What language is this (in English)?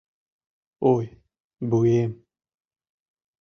Mari